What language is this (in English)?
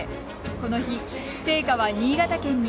Japanese